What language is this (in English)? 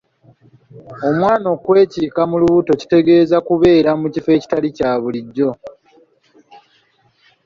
Ganda